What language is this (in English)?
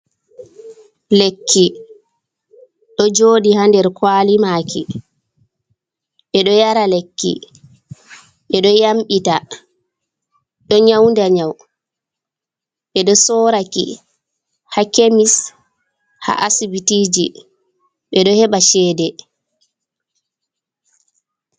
Fula